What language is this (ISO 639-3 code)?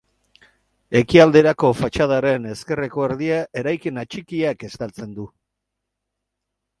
eus